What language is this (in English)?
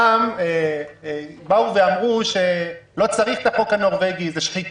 Hebrew